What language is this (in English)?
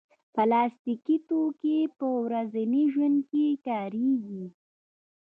Pashto